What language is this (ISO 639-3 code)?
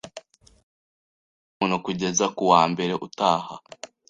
kin